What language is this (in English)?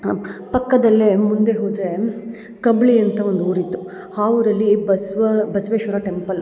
Kannada